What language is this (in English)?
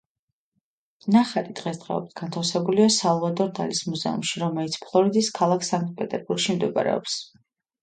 Georgian